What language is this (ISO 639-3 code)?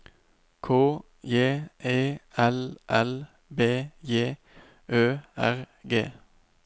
nor